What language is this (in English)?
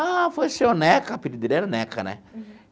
Portuguese